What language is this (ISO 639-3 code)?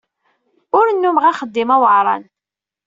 kab